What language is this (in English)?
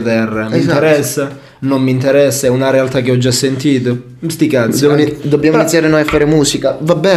Italian